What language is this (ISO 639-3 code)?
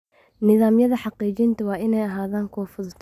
som